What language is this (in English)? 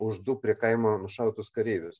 Lithuanian